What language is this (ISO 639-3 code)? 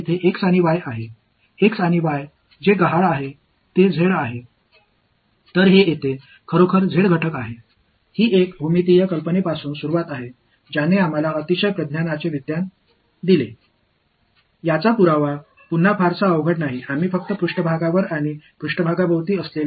tam